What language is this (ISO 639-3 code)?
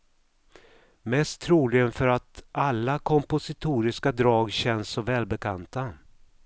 swe